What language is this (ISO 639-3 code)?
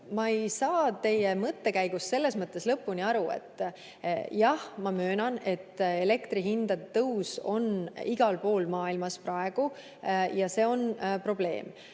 est